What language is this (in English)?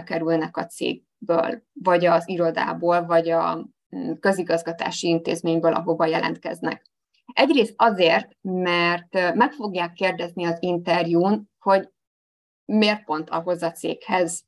Hungarian